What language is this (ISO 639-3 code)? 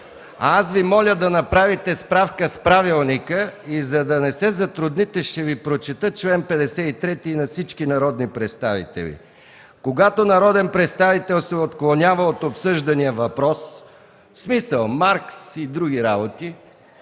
bul